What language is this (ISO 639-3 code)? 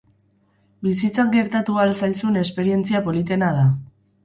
eus